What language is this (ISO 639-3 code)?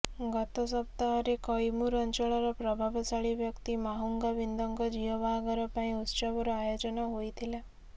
ori